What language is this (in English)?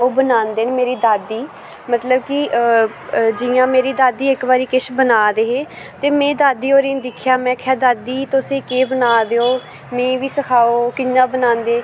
Dogri